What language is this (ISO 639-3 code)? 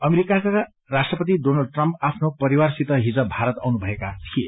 nep